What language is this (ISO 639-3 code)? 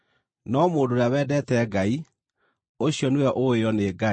kik